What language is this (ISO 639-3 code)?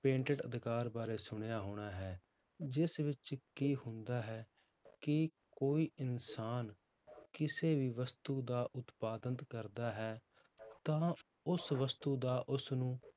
pan